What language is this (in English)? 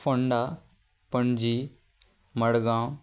Konkani